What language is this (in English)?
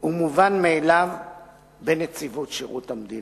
Hebrew